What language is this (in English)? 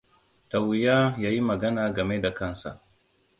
Hausa